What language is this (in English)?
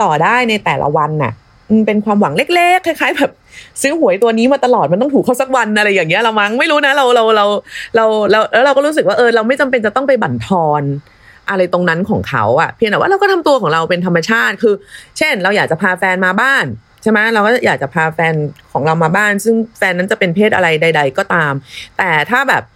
Thai